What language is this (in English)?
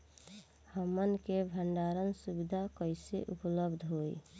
Bhojpuri